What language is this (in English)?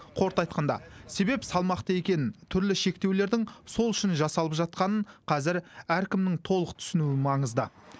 Kazakh